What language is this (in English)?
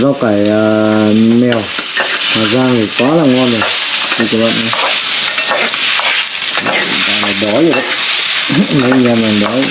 Vietnamese